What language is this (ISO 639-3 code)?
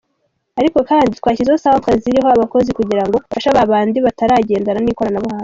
kin